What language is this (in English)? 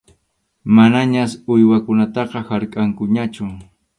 Arequipa-La Unión Quechua